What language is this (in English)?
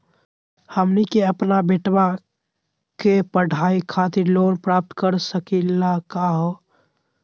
Magahi